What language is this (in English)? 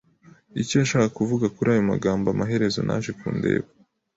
Kinyarwanda